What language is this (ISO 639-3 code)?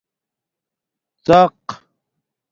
dmk